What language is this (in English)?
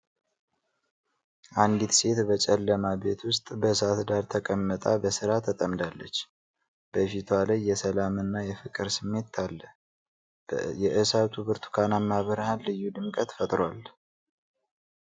Amharic